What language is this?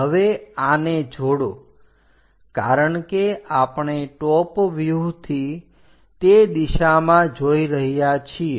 Gujarati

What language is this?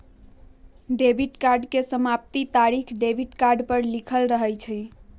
Magahi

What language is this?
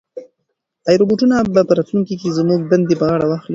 Pashto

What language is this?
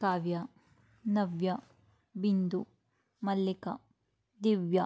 Kannada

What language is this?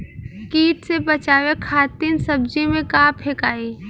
Bhojpuri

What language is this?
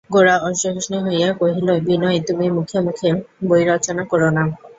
Bangla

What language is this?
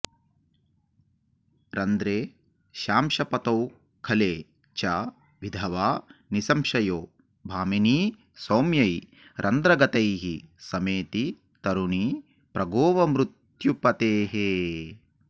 Sanskrit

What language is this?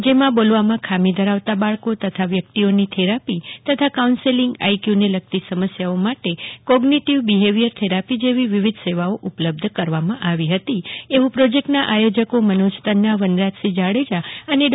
Gujarati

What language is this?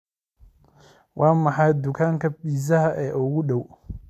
Somali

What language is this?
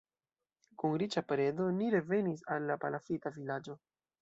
Esperanto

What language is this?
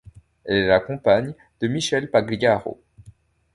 French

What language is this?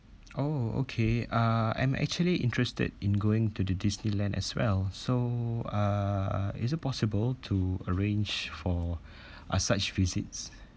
English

